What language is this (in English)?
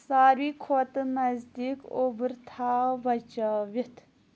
Kashmiri